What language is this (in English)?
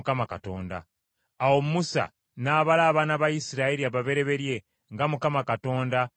Ganda